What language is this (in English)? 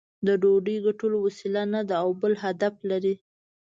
Pashto